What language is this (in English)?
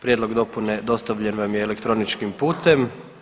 Croatian